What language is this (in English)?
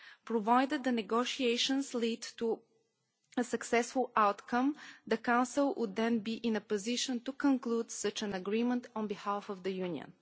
English